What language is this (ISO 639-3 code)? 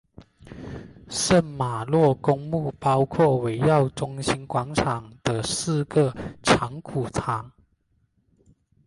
zho